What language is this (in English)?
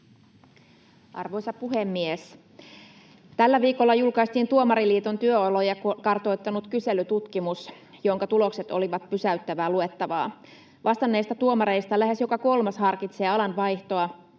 Finnish